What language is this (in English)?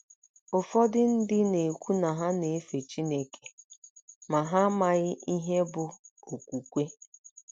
Igbo